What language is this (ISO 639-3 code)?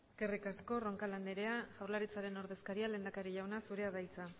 eus